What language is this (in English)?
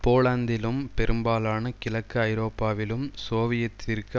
Tamil